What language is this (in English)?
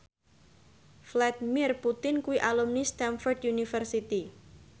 Javanese